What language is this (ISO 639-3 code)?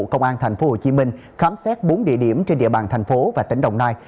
vie